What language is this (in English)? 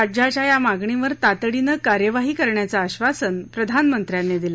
Marathi